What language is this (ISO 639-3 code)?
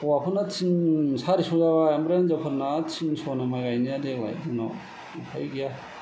brx